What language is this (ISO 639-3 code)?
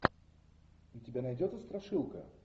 rus